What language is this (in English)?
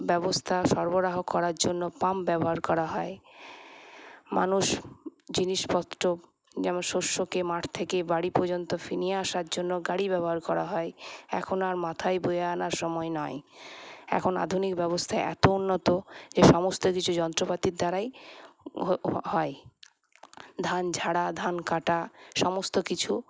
Bangla